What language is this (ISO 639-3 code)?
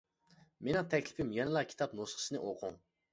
uig